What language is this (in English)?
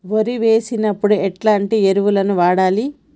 Telugu